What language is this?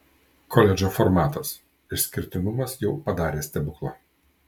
Lithuanian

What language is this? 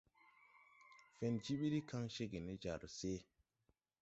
Tupuri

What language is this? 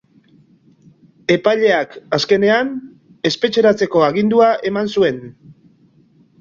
Basque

